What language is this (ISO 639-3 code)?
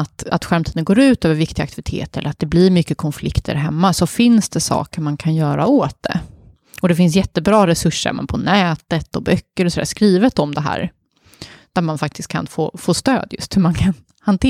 swe